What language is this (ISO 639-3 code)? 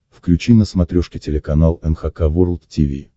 rus